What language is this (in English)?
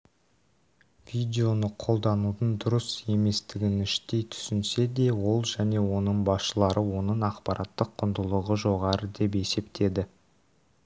Kazakh